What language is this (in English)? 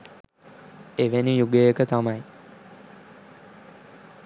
Sinhala